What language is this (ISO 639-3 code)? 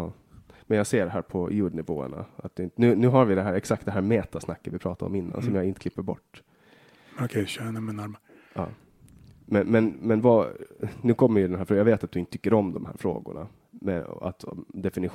swe